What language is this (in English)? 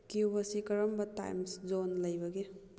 Manipuri